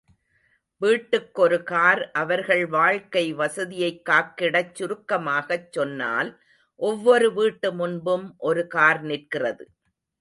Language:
Tamil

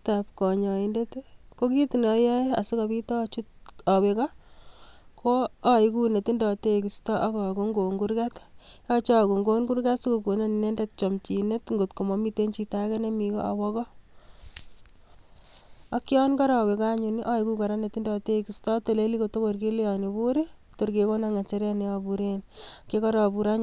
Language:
Kalenjin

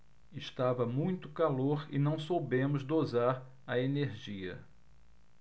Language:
Portuguese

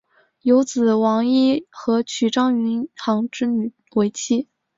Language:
Chinese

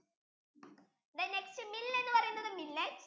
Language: Malayalam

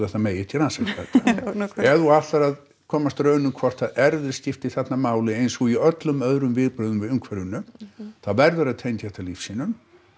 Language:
Icelandic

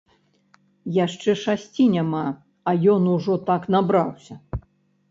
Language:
Belarusian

